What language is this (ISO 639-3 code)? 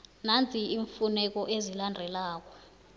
nbl